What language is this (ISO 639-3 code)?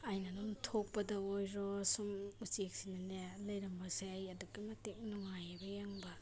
mni